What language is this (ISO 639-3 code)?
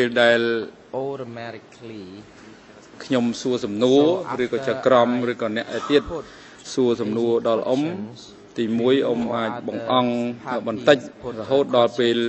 vie